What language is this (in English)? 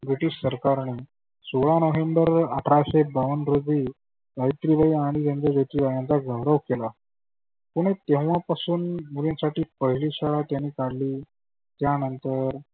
Marathi